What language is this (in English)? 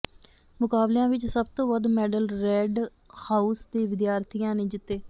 Punjabi